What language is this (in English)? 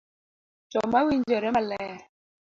Luo (Kenya and Tanzania)